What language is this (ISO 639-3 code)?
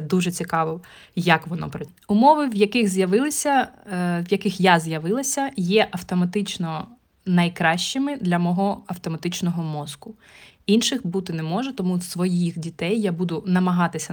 ukr